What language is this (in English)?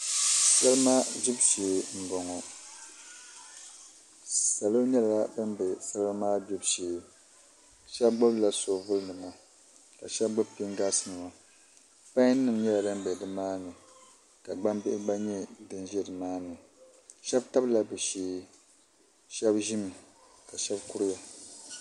Dagbani